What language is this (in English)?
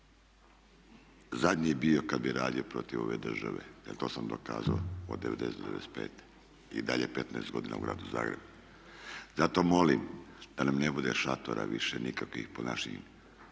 Croatian